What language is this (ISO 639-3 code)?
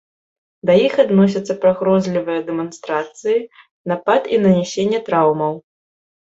bel